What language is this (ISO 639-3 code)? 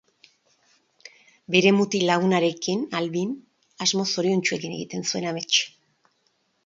eus